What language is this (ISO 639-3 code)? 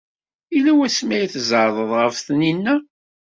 kab